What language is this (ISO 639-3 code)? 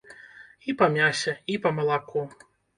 bel